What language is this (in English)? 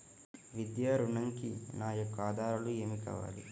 Telugu